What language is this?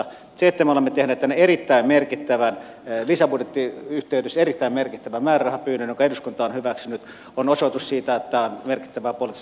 Finnish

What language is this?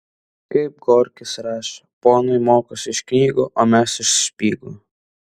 Lithuanian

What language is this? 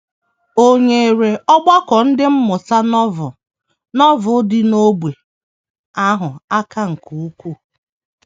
Igbo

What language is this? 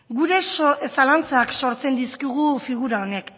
Basque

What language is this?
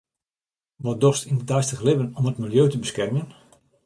Western Frisian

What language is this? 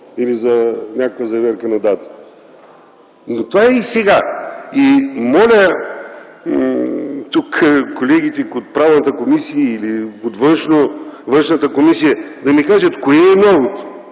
Bulgarian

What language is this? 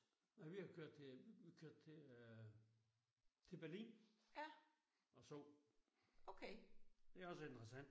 Danish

